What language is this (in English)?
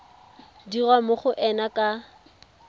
Tswana